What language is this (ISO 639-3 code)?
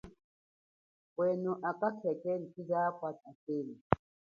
cjk